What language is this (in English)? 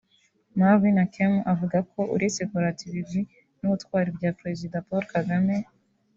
Kinyarwanda